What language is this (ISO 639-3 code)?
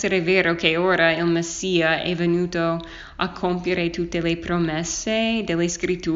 ita